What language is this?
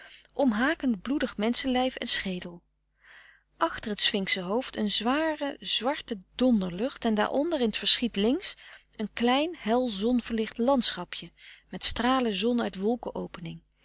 Dutch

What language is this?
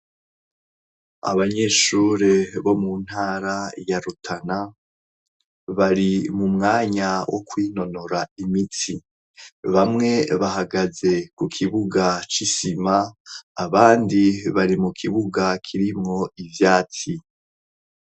Rundi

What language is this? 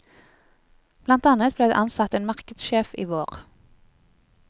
Norwegian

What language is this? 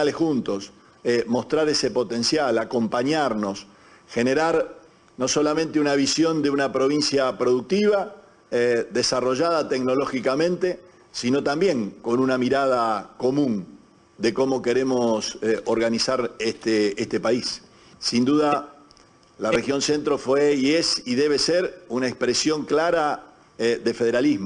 Spanish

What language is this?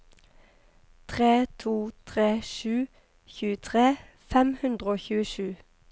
Norwegian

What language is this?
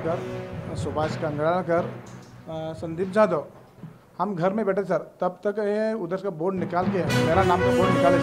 Hindi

